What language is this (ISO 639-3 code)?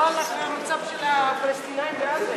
heb